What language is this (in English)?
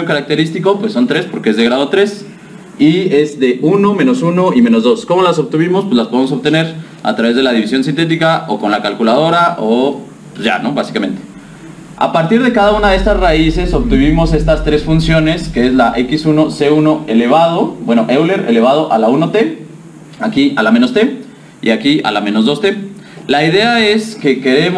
Spanish